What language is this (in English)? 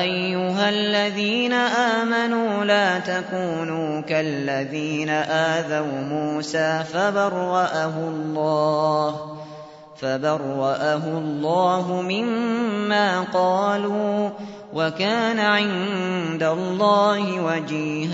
Arabic